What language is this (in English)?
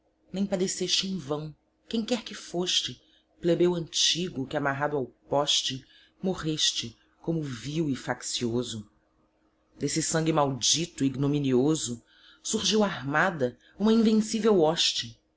Portuguese